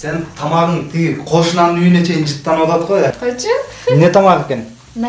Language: Turkish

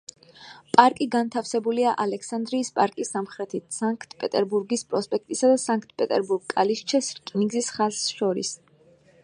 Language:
Georgian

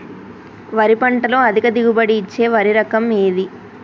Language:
Telugu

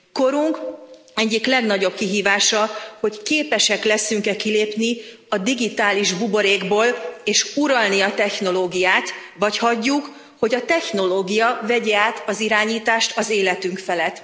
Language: Hungarian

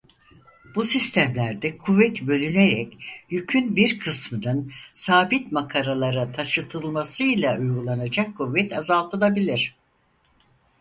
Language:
Turkish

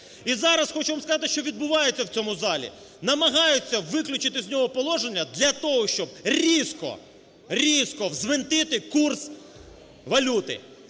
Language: Ukrainian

